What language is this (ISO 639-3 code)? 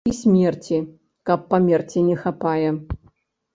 bel